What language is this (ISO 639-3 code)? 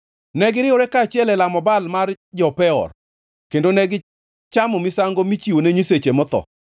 luo